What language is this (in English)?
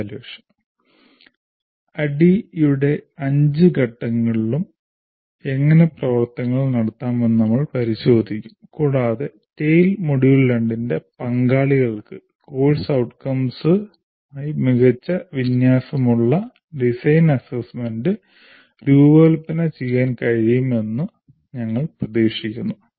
Malayalam